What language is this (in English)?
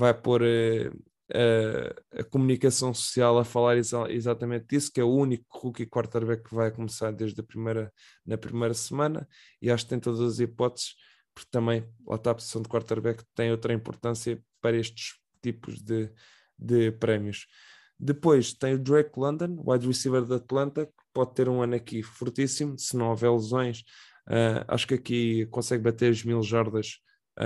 Portuguese